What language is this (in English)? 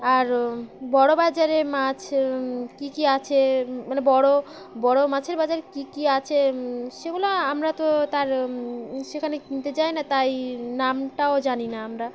Bangla